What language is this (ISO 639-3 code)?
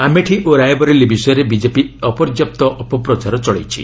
ori